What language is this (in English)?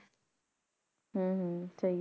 Punjabi